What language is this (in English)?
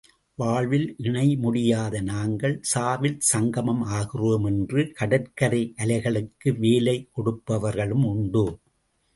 Tamil